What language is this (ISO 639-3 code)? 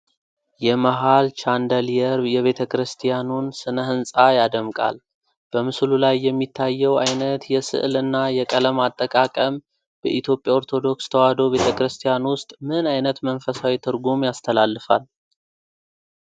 amh